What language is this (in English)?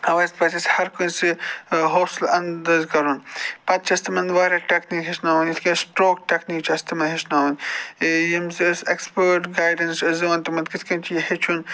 Kashmiri